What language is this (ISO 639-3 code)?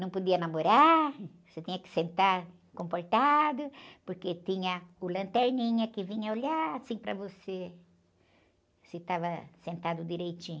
por